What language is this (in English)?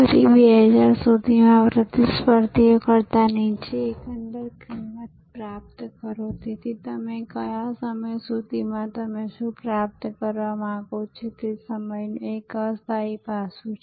Gujarati